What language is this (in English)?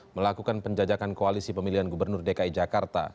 Indonesian